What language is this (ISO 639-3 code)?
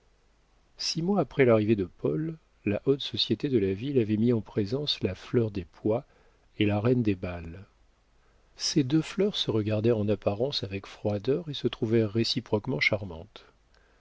fra